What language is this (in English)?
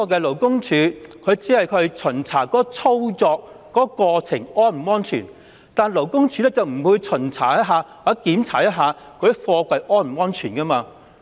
Cantonese